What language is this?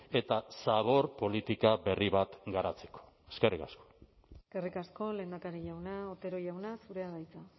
Basque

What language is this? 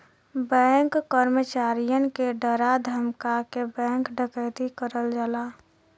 Bhojpuri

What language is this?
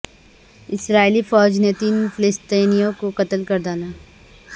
Urdu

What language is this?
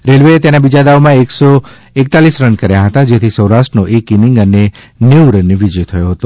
Gujarati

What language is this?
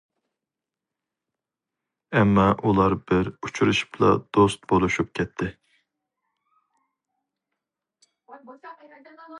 Uyghur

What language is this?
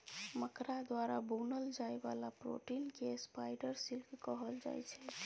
Maithili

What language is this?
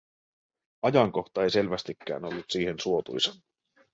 Finnish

